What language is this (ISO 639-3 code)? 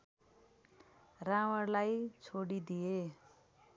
nep